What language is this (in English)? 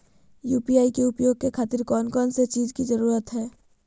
Magahi